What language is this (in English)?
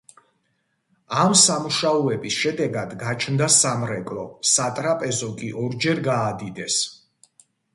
Georgian